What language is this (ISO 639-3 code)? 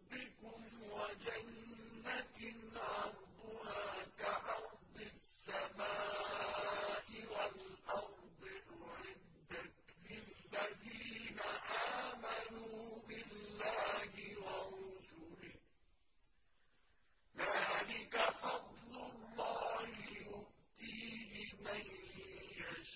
ara